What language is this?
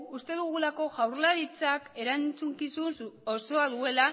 Basque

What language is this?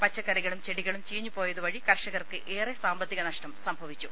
Malayalam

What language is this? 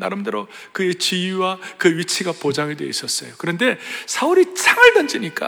Korean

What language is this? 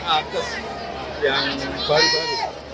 Indonesian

